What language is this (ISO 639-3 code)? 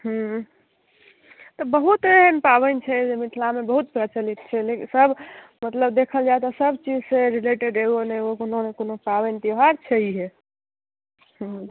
mai